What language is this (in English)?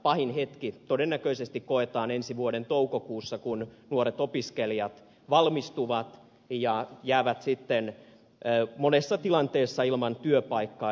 Finnish